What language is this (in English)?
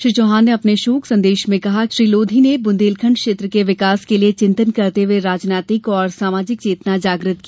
Hindi